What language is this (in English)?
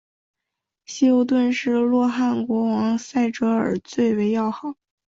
Chinese